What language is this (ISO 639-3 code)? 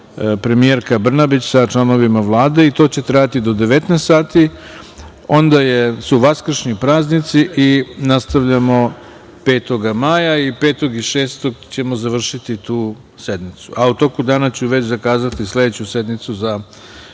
srp